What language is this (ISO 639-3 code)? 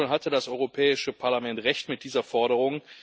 deu